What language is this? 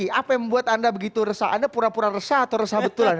Indonesian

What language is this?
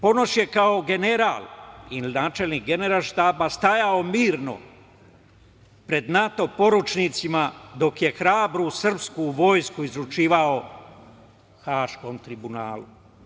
Serbian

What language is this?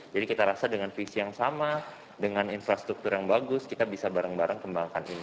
Indonesian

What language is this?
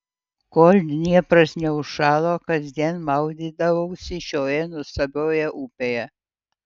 Lithuanian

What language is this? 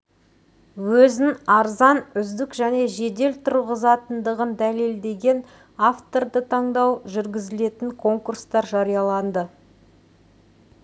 Kazakh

